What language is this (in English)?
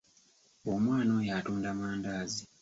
Ganda